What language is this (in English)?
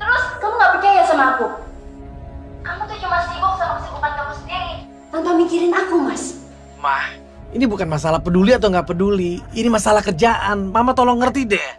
Indonesian